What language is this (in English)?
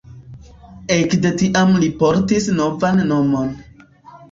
Esperanto